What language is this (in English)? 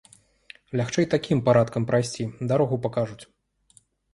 Belarusian